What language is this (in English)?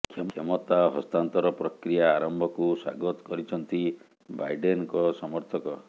Odia